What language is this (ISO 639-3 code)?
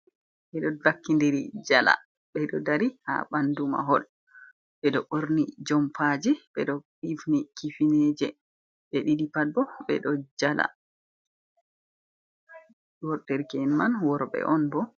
ful